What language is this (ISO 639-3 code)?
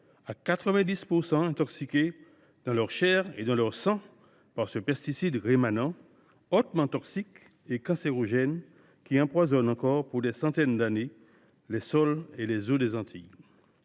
fra